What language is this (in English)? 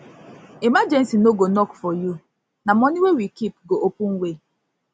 Nigerian Pidgin